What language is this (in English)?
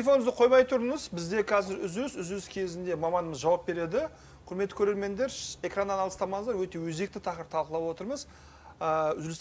Russian